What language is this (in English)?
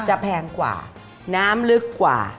Thai